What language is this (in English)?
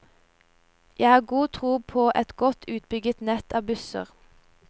Norwegian